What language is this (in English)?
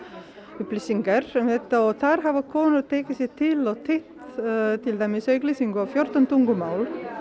Icelandic